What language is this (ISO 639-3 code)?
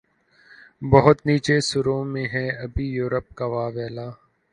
urd